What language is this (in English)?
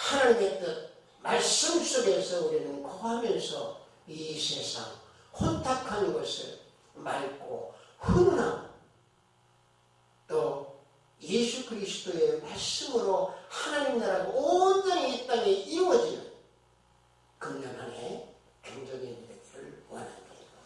Korean